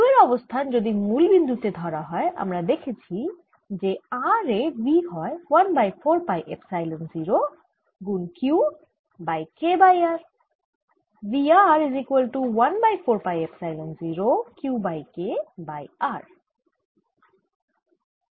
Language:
Bangla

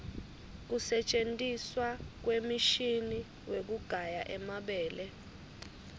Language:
Swati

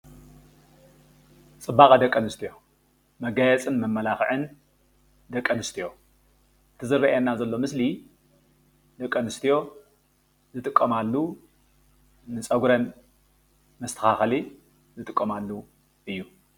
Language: Tigrinya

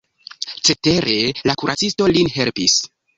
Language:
Esperanto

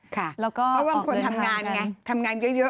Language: Thai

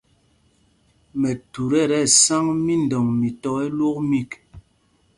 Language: Mpumpong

